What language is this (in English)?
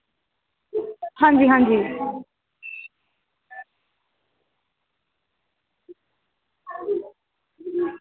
Dogri